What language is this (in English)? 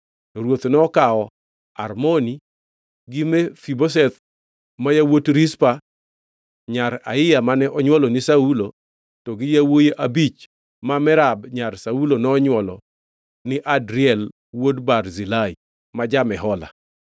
Luo (Kenya and Tanzania)